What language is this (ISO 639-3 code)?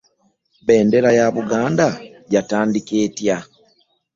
lug